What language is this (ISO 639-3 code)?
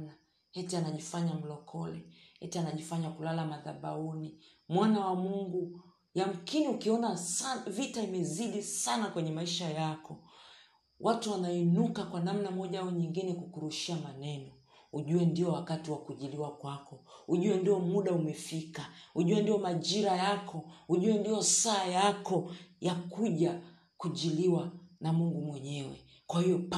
swa